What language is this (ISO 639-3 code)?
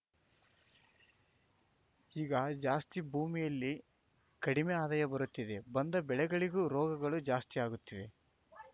kan